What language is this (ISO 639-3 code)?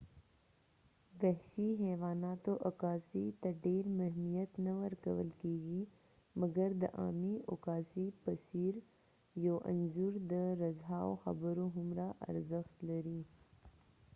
pus